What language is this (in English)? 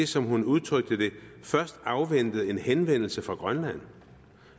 Danish